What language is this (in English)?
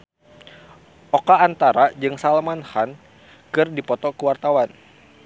Sundanese